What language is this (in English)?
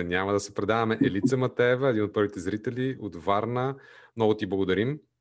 Bulgarian